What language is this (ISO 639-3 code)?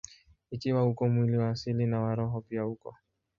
swa